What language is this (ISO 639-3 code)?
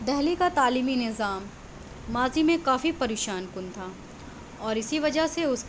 urd